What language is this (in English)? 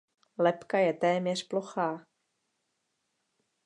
Czech